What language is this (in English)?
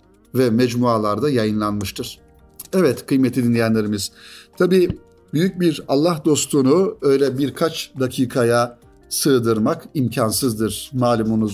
Turkish